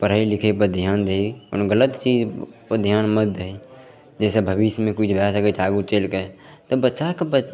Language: Maithili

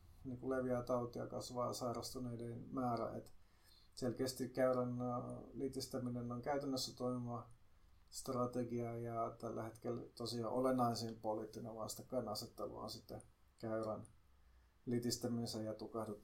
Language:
Finnish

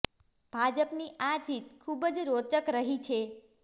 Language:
Gujarati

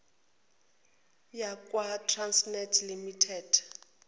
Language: Zulu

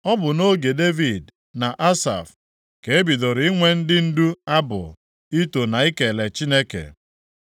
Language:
Igbo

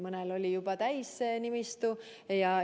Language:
Estonian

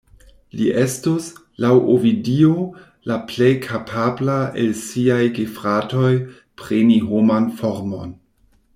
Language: Esperanto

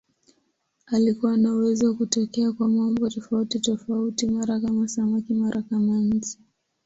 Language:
Swahili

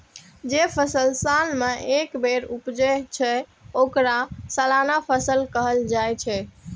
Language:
Maithili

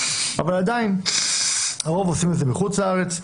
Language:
Hebrew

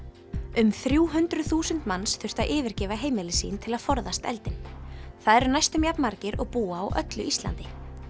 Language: Icelandic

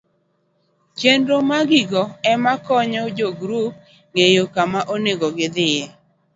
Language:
Luo (Kenya and Tanzania)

